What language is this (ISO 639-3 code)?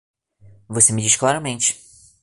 por